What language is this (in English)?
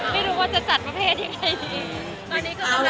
Thai